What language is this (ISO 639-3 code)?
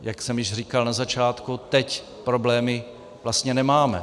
ces